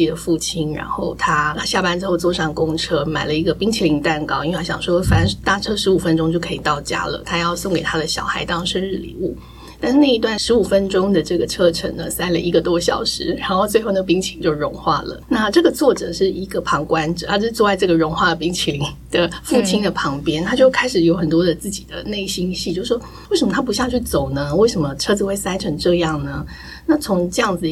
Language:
Chinese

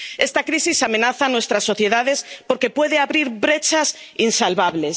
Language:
Spanish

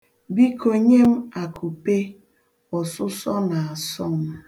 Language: Igbo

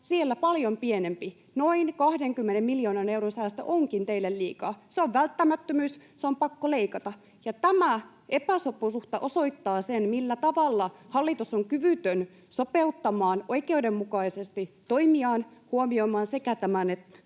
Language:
Finnish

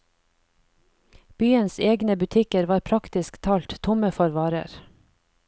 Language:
Norwegian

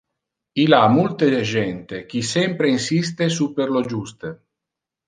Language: Interlingua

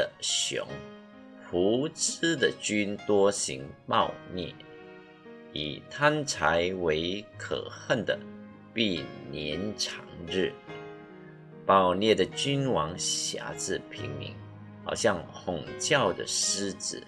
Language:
Chinese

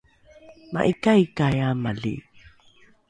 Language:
Rukai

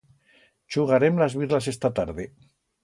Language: Aragonese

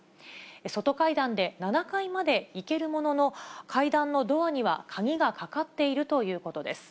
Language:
Japanese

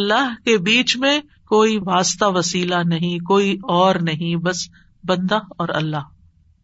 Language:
Urdu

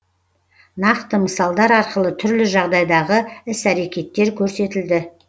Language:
Kazakh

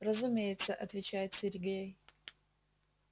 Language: Russian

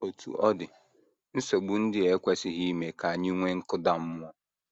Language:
Igbo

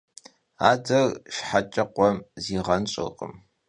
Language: Kabardian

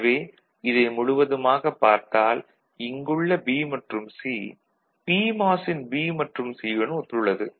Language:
Tamil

